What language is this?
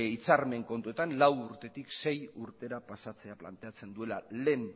Basque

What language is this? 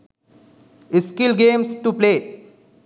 Sinhala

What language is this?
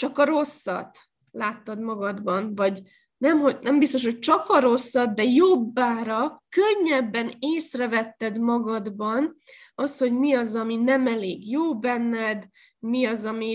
Hungarian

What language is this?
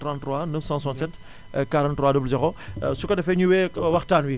Wolof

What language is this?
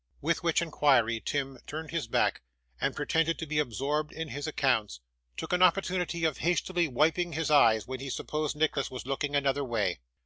English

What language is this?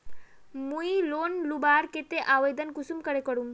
Magahi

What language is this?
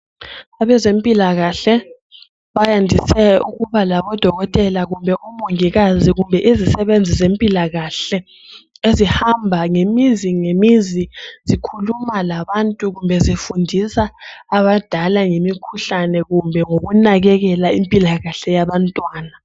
North Ndebele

